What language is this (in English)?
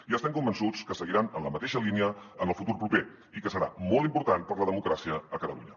Catalan